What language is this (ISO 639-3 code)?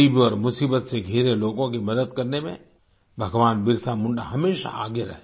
hin